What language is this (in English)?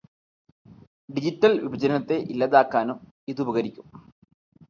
Malayalam